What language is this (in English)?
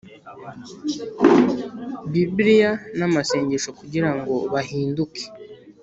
Kinyarwanda